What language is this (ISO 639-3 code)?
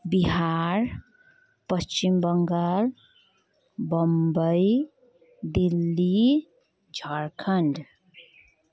nep